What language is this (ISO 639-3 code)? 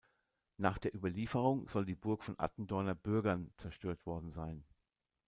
deu